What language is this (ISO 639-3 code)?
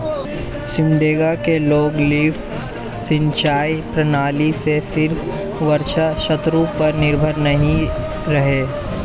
hin